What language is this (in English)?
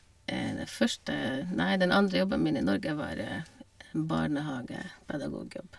Norwegian